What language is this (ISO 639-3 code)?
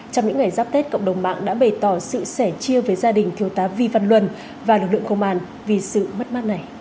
vie